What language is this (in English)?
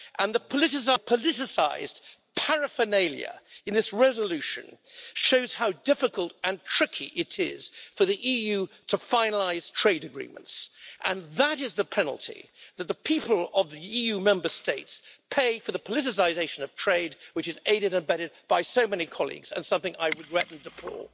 English